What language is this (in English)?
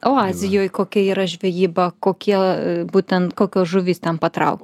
Lithuanian